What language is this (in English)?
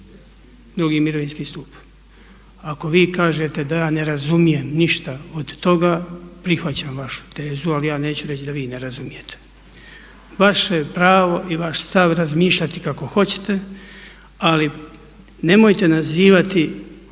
Croatian